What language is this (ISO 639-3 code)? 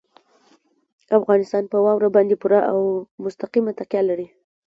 pus